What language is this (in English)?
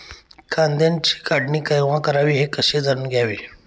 Marathi